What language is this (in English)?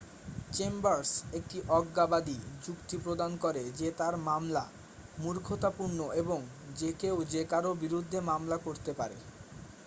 Bangla